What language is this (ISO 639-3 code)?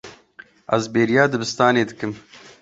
kur